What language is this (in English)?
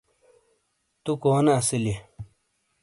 Shina